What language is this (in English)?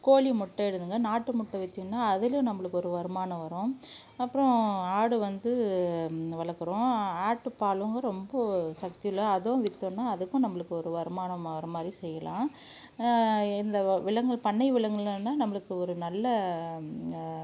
Tamil